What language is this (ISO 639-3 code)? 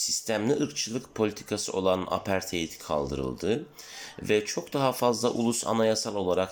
tur